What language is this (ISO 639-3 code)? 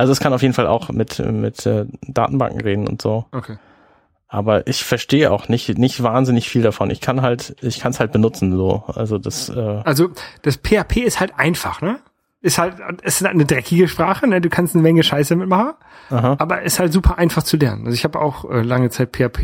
deu